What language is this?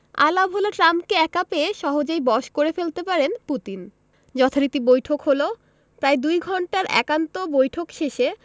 Bangla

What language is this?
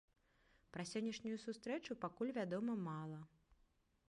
Belarusian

